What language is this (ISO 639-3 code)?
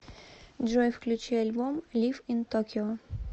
rus